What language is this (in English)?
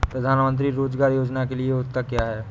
Hindi